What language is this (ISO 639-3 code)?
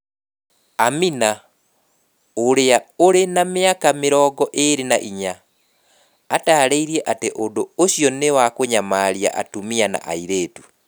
kik